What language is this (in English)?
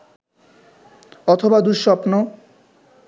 Bangla